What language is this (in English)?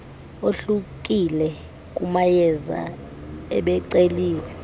Xhosa